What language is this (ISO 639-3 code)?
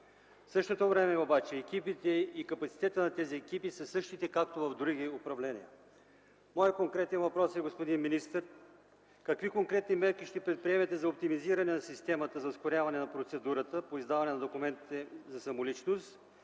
bul